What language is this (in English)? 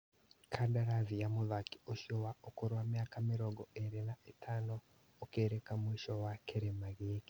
Kikuyu